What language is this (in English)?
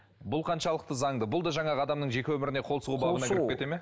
Kazakh